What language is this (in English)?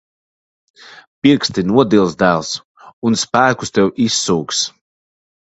Latvian